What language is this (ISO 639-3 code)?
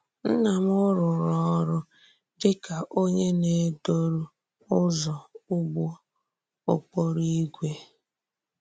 ibo